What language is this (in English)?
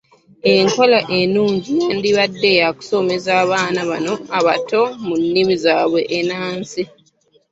Ganda